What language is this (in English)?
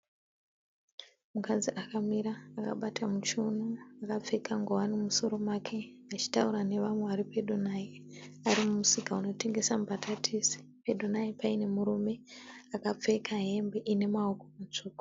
Shona